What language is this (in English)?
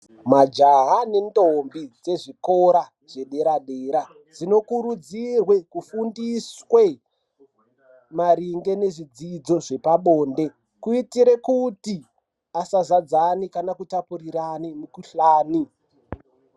Ndau